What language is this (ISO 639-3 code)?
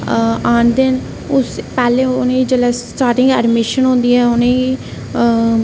doi